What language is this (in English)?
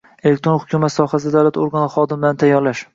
Uzbek